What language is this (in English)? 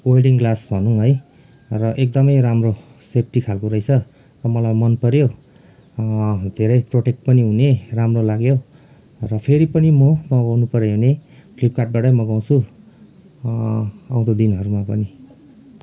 Nepali